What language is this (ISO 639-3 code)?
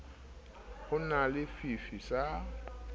sot